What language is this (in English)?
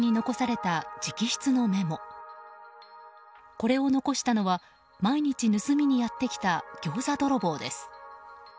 Japanese